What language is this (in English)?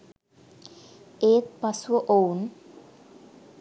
Sinhala